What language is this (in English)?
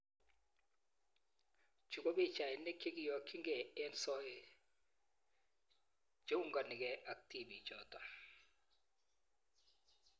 Kalenjin